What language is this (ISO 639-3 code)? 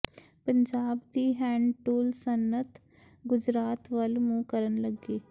pan